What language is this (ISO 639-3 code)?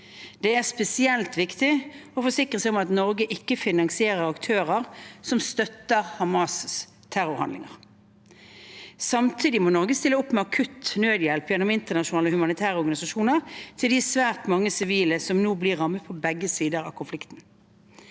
nor